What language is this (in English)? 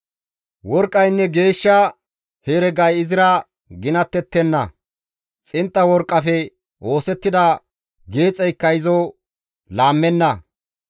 Gamo